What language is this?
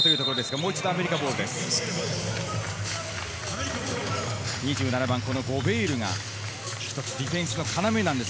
Japanese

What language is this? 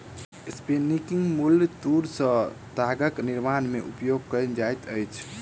Maithili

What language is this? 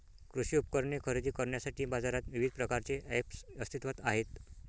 Marathi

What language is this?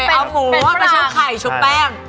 Thai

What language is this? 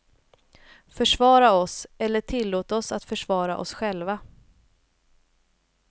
Swedish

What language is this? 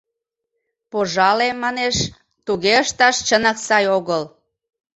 Mari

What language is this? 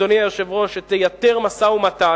Hebrew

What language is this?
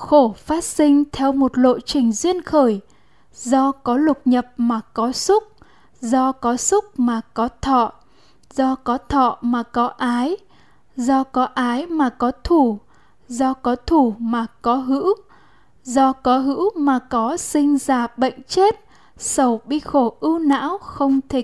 Vietnamese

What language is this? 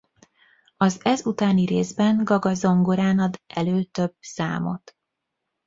Hungarian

